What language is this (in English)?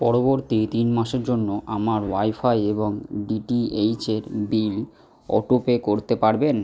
Bangla